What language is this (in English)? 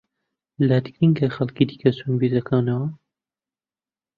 Central Kurdish